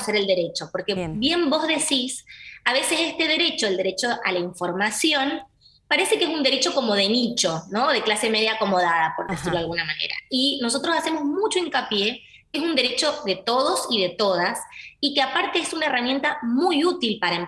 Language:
Spanish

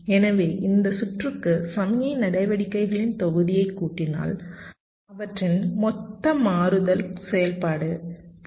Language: Tamil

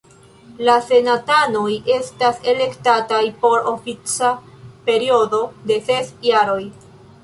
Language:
Esperanto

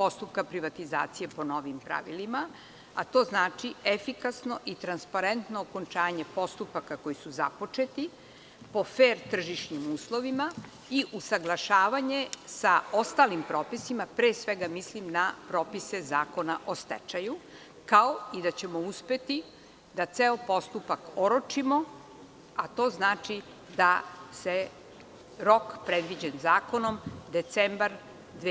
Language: Serbian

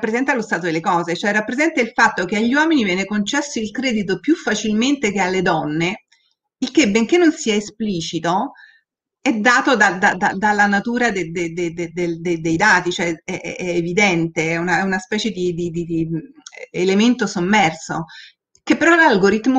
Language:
Italian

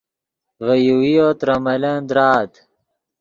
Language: Yidgha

